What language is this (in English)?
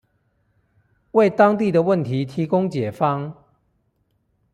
Chinese